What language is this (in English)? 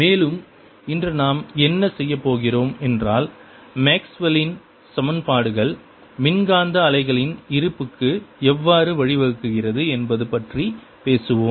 Tamil